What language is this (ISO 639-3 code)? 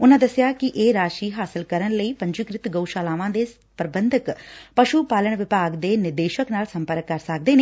pan